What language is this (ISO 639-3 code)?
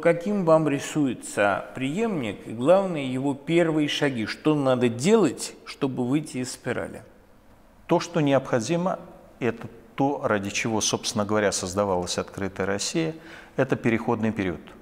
rus